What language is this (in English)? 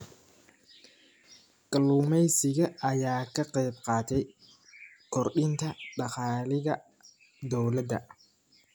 Somali